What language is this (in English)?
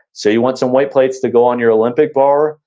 English